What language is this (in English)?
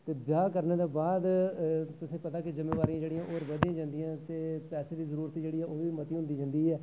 Dogri